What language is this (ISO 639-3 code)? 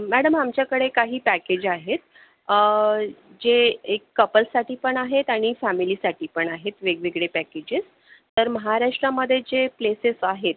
mar